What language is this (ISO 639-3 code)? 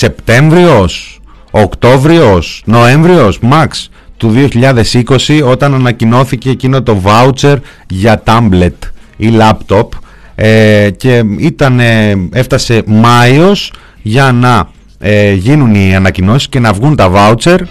ell